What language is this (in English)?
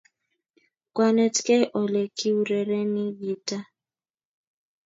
Kalenjin